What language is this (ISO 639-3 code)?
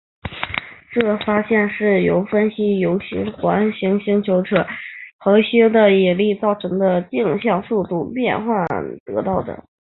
zho